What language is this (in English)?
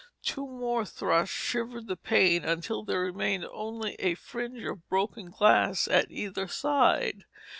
English